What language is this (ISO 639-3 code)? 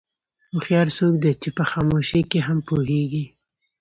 pus